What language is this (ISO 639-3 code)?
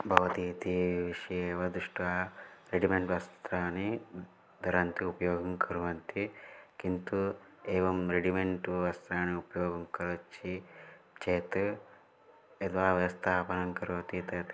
san